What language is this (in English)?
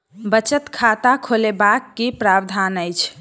Maithili